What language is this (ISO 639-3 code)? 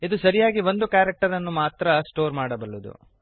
kan